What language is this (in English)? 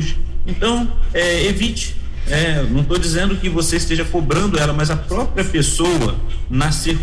Portuguese